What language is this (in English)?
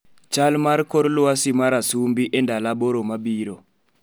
Luo (Kenya and Tanzania)